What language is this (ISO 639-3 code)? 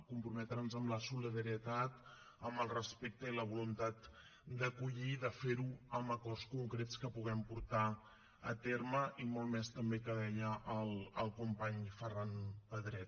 cat